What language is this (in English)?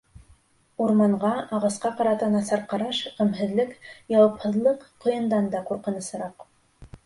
Bashkir